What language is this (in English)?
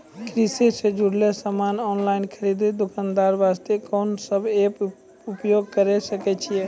Maithili